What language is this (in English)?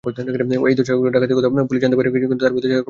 Bangla